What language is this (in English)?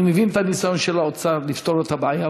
Hebrew